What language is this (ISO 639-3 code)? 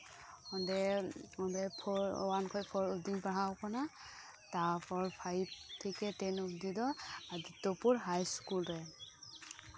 sat